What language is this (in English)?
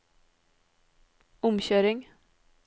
Norwegian